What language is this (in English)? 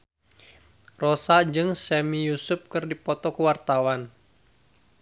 Sundanese